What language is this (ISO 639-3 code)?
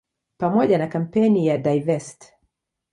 swa